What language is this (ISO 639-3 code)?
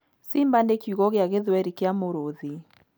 kik